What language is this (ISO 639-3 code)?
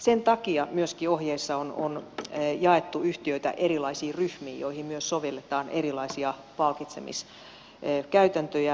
fin